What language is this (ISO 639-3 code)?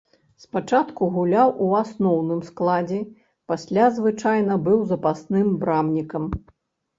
bel